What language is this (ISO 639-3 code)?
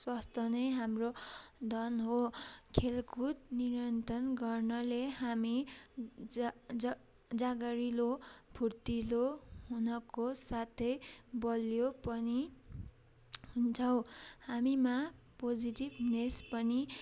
nep